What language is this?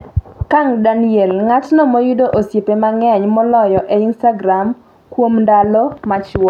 Luo (Kenya and Tanzania)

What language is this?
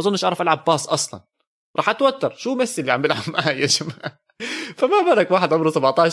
Arabic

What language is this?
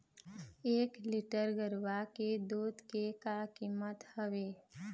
Chhattisgarhi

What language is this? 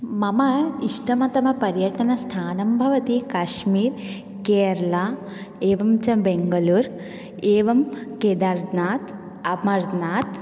Sanskrit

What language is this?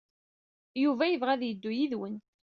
Kabyle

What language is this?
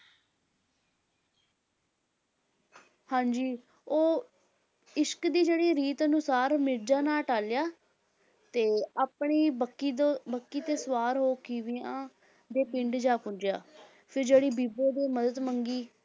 Punjabi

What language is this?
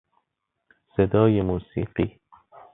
Persian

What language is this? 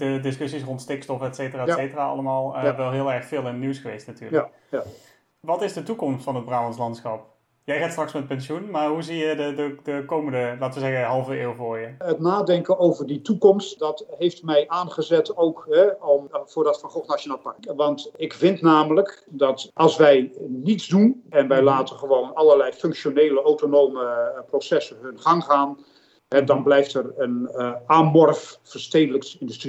Dutch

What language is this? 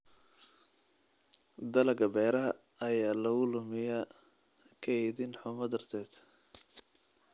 Somali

